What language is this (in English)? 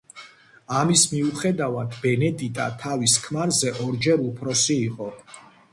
Georgian